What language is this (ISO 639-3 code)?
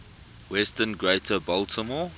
eng